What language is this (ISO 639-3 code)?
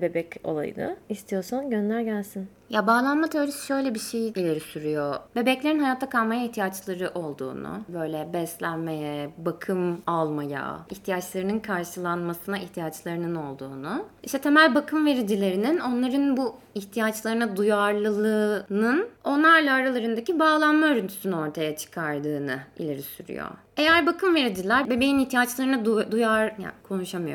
tur